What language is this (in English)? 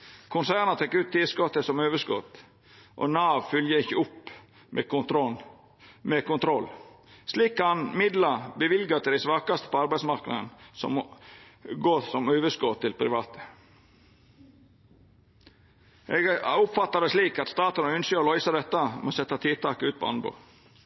Norwegian Nynorsk